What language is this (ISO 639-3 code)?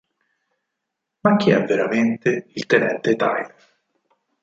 ita